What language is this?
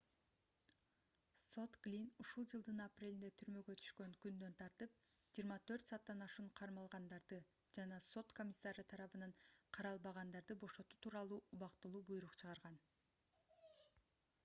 Kyrgyz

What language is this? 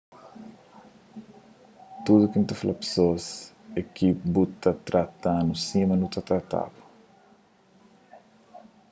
Kabuverdianu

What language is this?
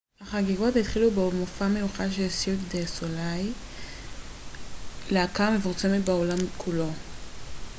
Hebrew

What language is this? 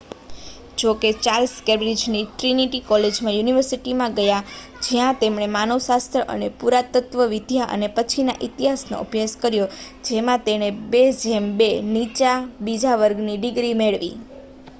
Gujarati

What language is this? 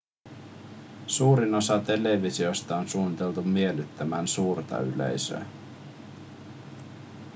Finnish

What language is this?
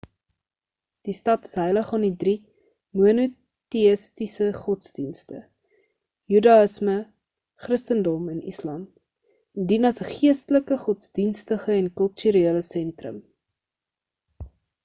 Afrikaans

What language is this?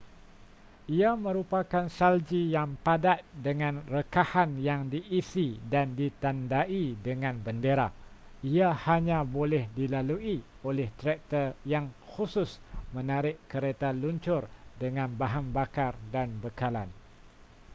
Malay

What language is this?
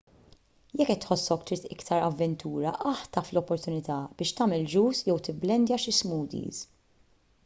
Maltese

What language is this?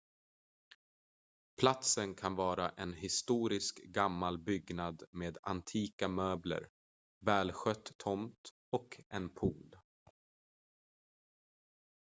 Swedish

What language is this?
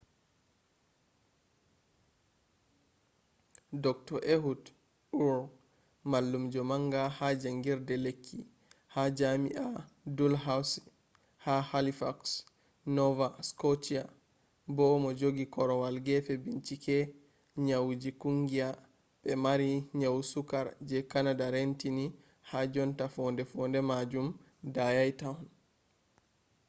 Fula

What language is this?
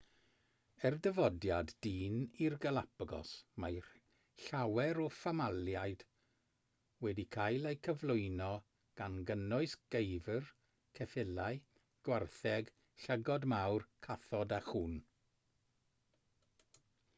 Welsh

